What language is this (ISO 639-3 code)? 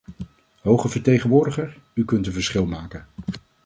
nld